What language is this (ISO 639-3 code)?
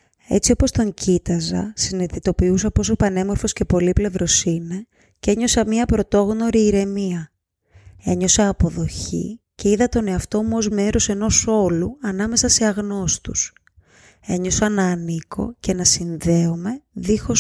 ell